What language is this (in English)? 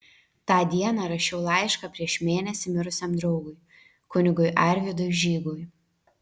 Lithuanian